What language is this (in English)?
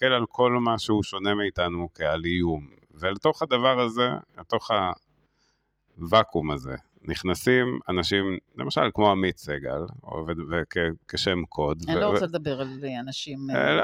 Hebrew